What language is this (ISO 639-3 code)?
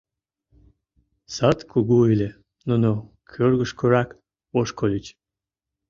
chm